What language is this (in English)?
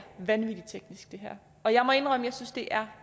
Danish